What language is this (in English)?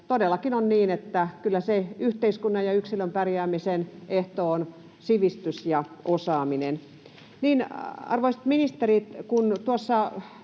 Finnish